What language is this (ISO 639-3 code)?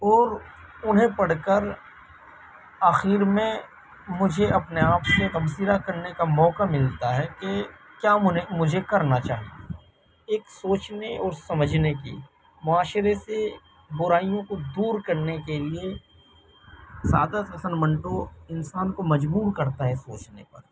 urd